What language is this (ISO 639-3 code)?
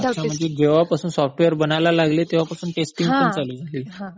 mar